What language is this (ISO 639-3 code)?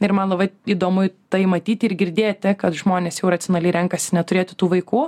lit